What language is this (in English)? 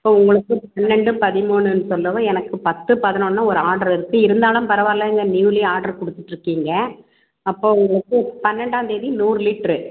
Tamil